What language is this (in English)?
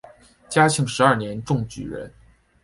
Chinese